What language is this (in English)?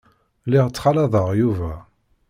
Kabyle